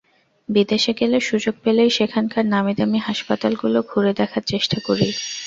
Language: Bangla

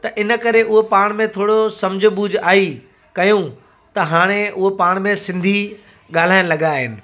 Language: Sindhi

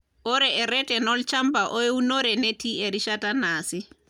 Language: Masai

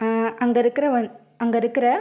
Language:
Tamil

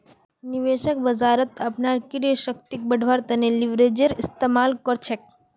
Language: Magahi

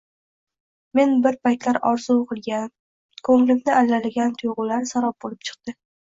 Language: Uzbek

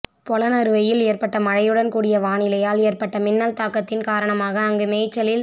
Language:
Tamil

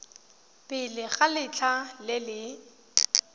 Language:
Tswana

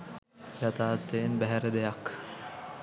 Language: Sinhala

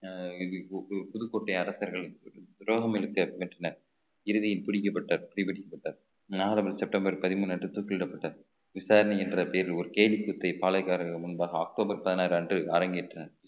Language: Tamil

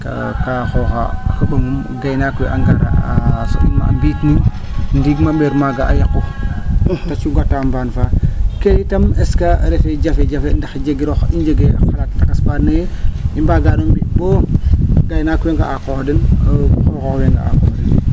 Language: Serer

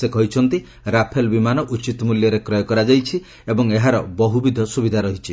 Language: Odia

